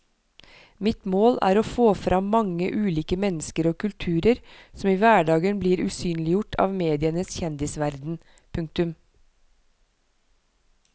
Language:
Norwegian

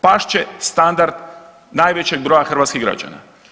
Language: Croatian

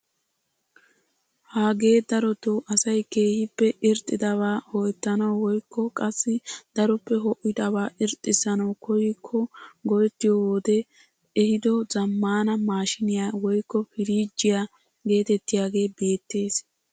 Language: Wolaytta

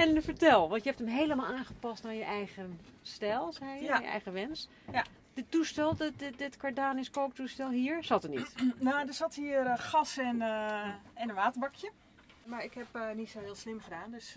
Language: Dutch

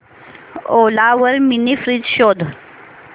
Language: Marathi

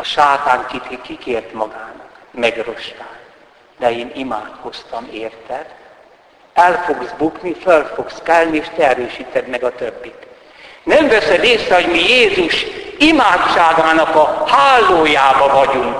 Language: Hungarian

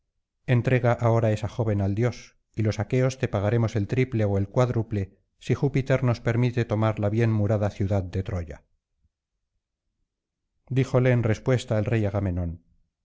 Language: Spanish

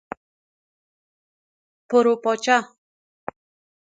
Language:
Persian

